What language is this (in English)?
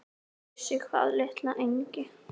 Icelandic